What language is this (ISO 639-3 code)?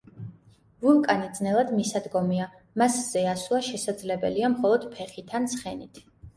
kat